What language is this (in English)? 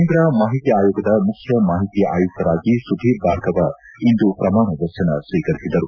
Kannada